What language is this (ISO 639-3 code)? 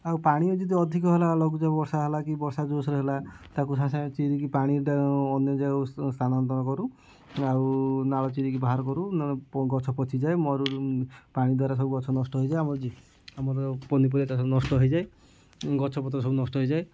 ori